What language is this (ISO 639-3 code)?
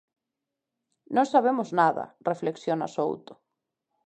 glg